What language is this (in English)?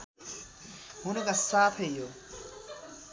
Nepali